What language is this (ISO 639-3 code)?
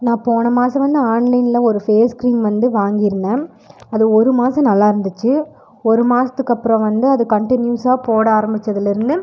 tam